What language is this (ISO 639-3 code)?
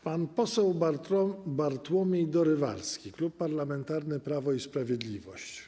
pol